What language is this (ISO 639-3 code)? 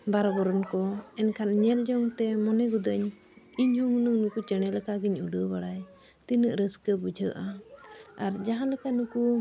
sat